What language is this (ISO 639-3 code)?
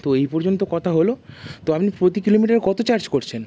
ben